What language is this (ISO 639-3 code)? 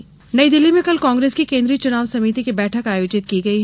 hin